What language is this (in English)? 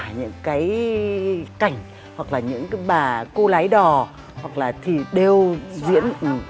Vietnamese